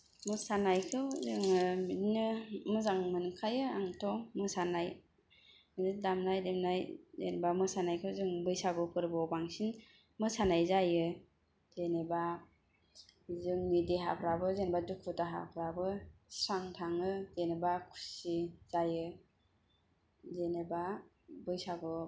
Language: Bodo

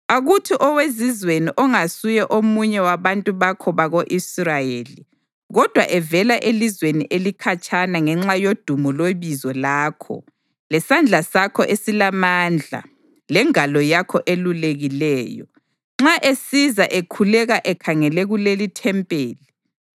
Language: North Ndebele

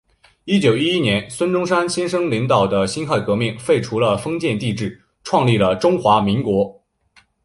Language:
Chinese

